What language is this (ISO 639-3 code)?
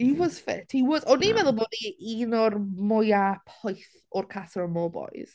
cym